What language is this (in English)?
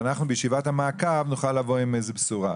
Hebrew